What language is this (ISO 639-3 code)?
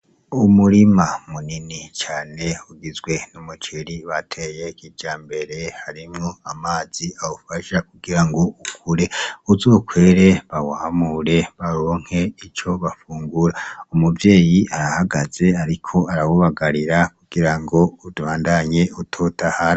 run